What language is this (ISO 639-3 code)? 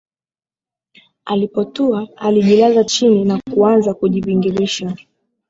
swa